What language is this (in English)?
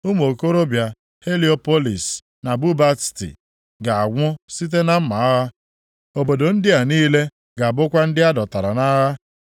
Igbo